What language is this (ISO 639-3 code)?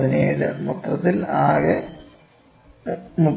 mal